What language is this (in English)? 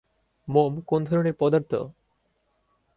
Bangla